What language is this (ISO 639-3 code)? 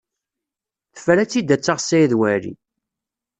kab